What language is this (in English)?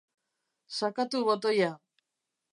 Basque